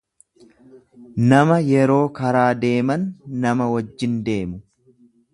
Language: Oromo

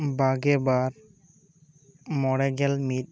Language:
Santali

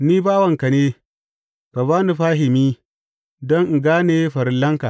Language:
Hausa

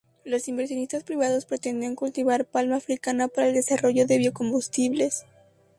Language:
Spanish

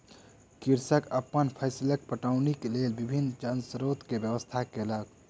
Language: Maithili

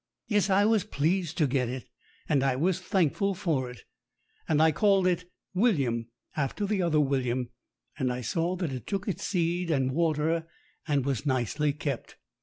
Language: English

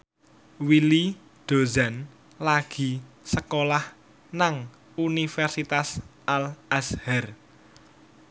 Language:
Javanese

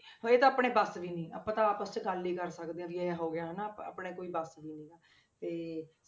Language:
Punjabi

